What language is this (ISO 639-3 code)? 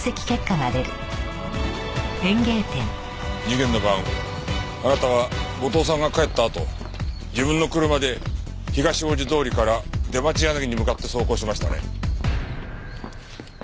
jpn